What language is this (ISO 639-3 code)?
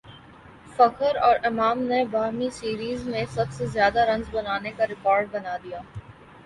urd